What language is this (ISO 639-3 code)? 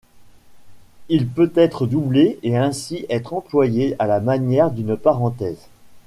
fra